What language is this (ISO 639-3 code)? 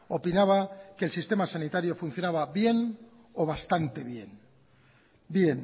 spa